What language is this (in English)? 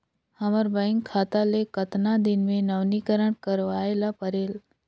Chhattisgarhi